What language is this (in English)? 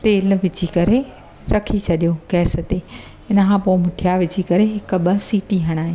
Sindhi